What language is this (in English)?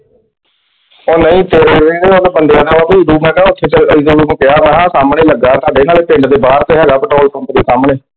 Punjabi